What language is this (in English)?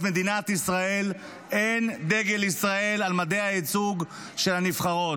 Hebrew